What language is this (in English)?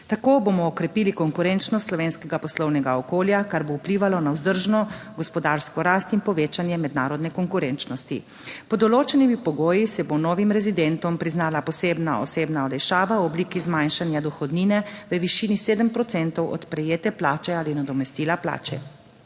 Slovenian